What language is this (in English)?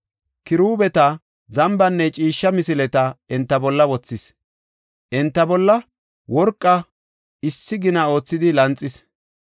Gofa